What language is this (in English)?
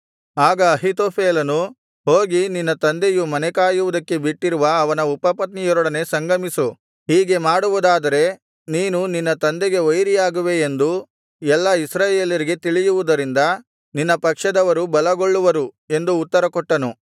Kannada